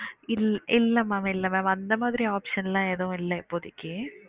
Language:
Tamil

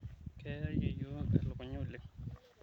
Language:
Masai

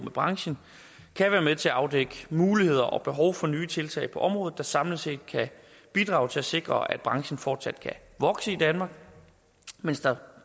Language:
Danish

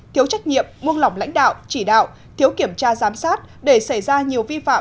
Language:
Vietnamese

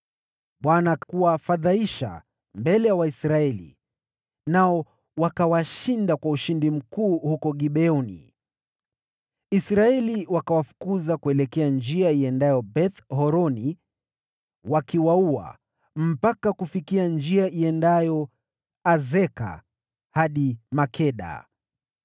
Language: Swahili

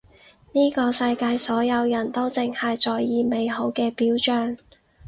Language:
Cantonese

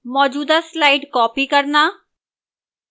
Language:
Hindi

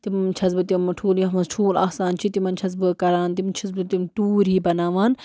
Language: Kashmiri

